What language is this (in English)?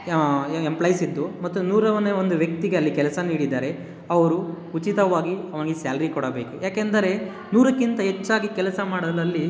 Kannada